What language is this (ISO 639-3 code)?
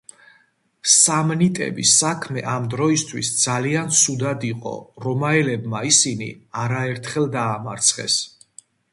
kat